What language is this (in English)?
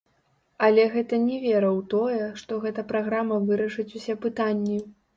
Belarusian